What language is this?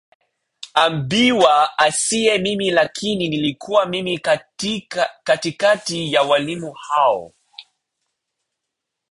Swahili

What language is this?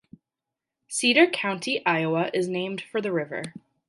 English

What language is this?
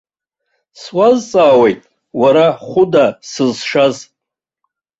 Abkhazian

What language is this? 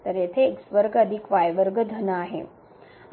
Marathi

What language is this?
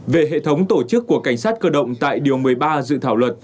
Vietnamese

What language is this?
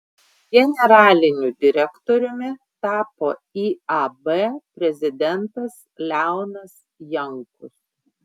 Lithuanian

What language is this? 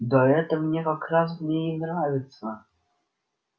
Russian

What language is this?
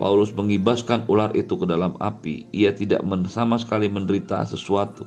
Indonesian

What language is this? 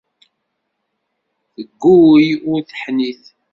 Kabyle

